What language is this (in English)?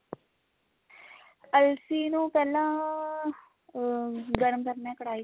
Punjabi